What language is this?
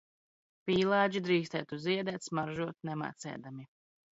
Latvian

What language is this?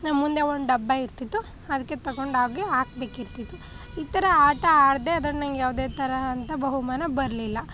Kannada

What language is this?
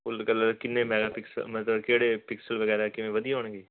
Punjabi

